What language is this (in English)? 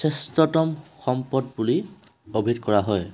Assamese